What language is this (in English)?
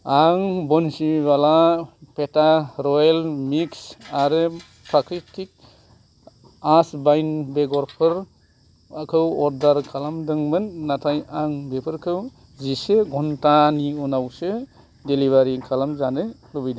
Bodo